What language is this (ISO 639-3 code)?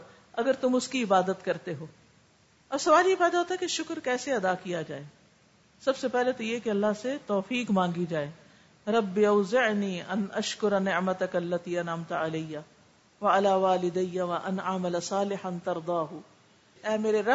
urd